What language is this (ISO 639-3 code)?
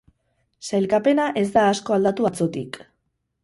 eus